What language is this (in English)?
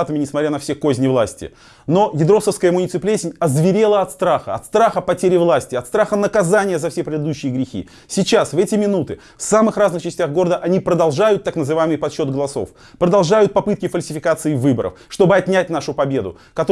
Russian